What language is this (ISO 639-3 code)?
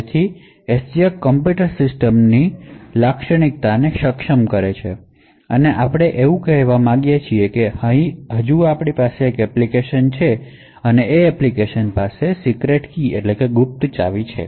guj